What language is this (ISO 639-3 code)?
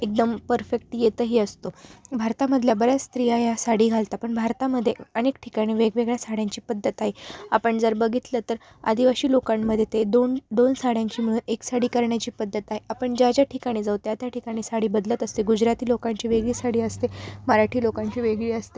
mar